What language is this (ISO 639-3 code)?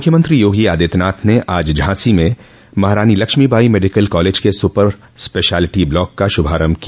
hin